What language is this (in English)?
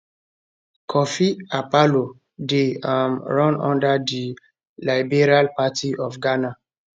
Nigerian Pidgin